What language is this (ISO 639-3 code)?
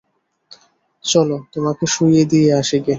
ben